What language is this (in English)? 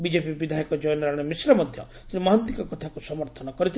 Odia